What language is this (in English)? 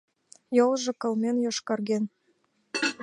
Mari